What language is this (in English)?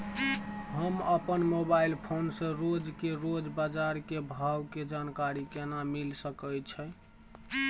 Maithili